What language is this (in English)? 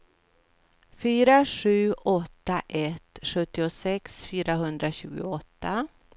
Swedish